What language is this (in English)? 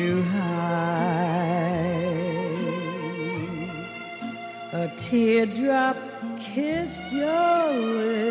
Dutch